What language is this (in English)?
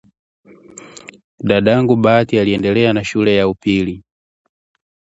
Swahili